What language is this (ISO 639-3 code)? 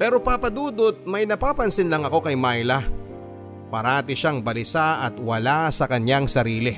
fil